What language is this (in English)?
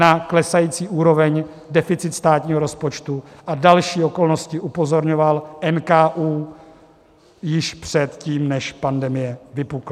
Czech